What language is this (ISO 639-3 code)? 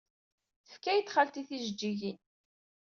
kab